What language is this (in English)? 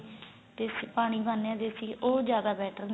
Punjabi